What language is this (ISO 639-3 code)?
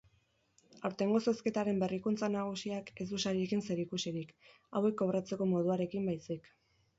eus